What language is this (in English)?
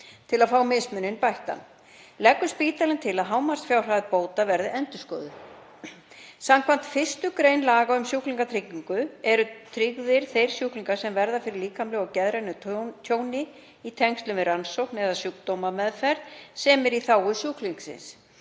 Icelandic